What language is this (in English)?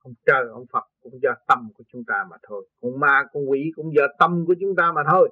Vietnamese